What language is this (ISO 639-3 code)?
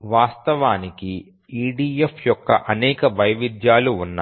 tel